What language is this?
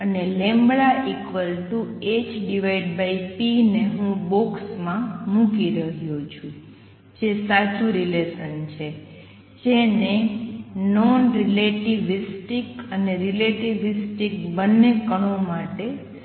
Gujarati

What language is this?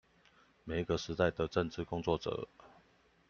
Chinese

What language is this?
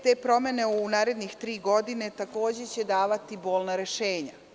Serbian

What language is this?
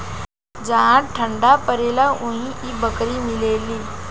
Bhojpuri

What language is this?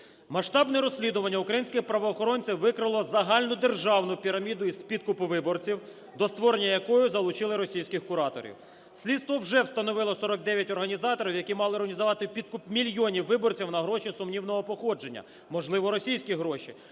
Ukrainian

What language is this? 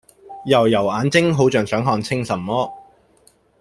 Cantonese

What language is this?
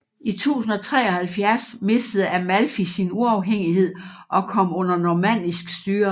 Danish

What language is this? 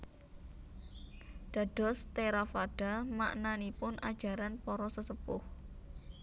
Javanese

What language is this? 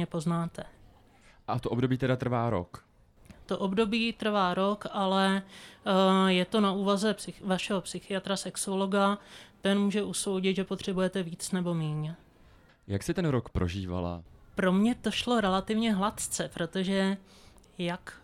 Czech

